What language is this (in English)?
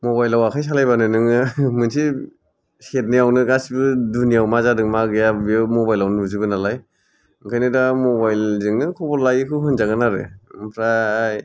Bodo